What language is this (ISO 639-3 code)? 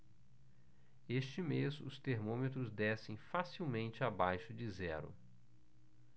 por